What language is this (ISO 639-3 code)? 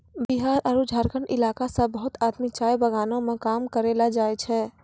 mai